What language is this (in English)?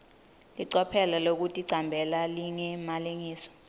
Swati